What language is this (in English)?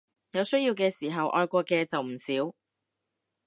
Cantonese